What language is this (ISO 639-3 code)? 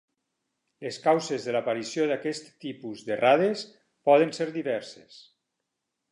cat